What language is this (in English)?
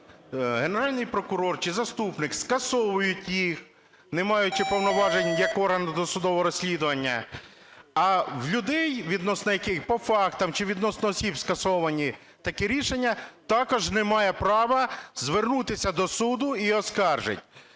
Ukrainian